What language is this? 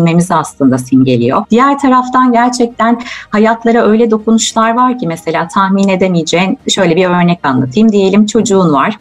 Turkish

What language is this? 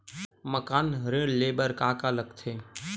Chhattisgarhi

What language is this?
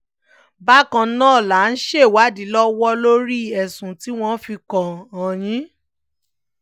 Yoruba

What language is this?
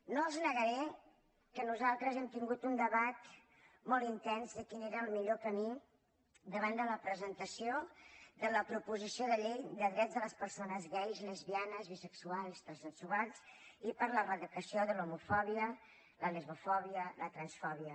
Catalan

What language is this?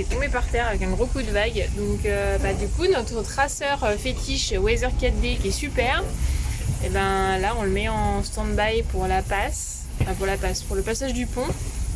French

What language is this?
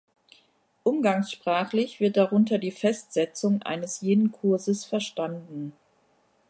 German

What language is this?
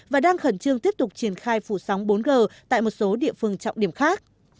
Vietnamese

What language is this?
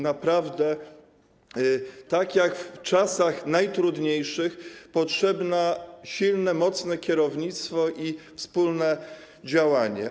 Polish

